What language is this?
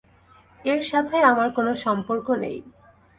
Bangla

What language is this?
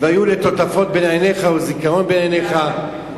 Hebrew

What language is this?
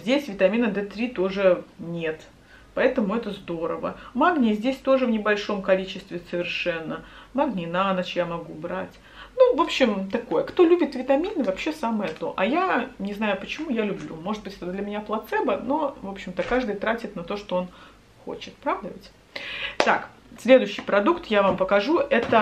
Russian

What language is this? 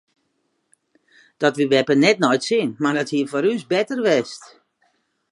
Western Frisian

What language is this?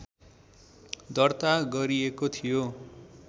Nepali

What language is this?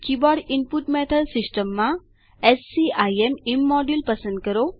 Gujarati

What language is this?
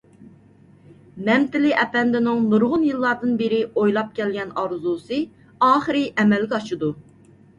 Uyghur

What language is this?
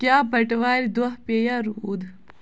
Kashmiri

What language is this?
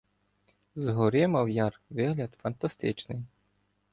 Ukrainian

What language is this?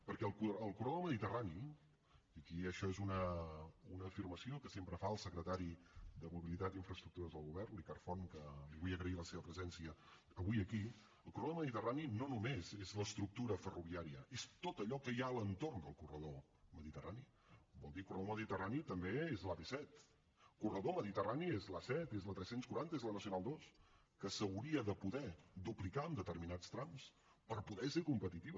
Catalan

